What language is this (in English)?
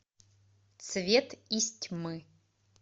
Russian